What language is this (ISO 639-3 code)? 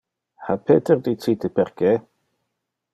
ina